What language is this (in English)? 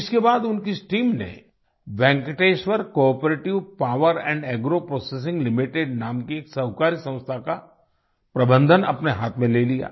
Hindi